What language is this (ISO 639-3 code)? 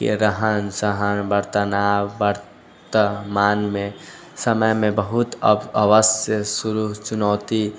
mai